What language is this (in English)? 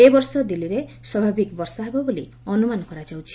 Odia